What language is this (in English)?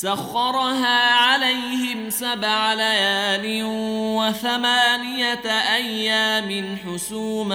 Arabic